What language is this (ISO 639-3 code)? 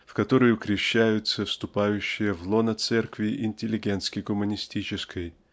rus